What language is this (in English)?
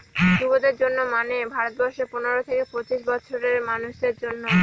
Bangla